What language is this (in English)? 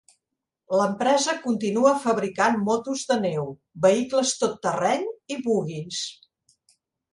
Catalan